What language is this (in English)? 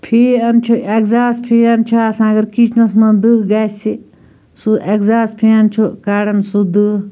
Kashmiri